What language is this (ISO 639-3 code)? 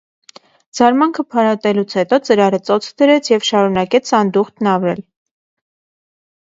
hye